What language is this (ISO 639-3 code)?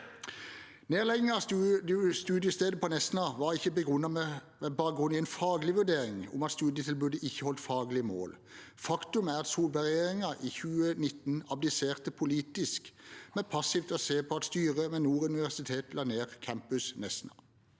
nor